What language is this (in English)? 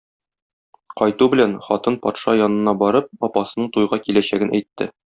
Tatar